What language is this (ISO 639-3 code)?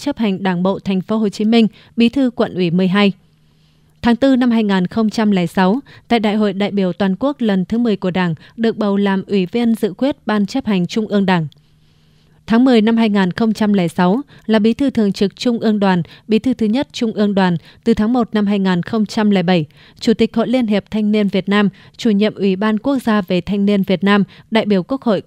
vie